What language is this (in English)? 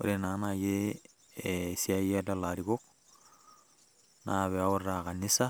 Masai